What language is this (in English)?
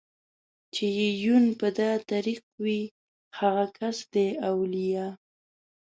Pashto